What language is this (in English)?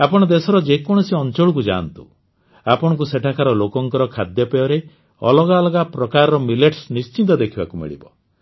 Odia